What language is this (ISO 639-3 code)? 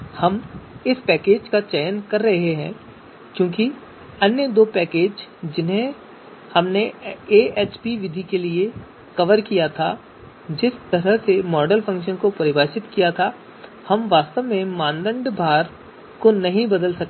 hin